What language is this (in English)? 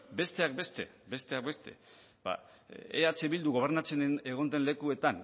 Basque